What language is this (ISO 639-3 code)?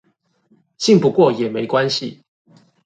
zho